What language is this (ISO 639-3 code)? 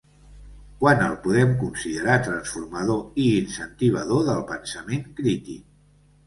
cat